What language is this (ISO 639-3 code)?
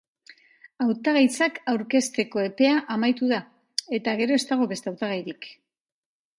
eus